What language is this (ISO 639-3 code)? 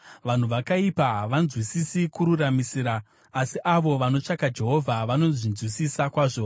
sna